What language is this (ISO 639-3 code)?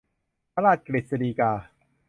tha